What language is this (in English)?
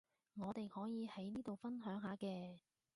Cantonese